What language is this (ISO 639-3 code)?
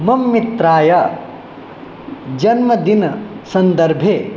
san